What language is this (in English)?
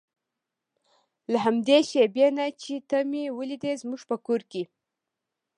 Pashto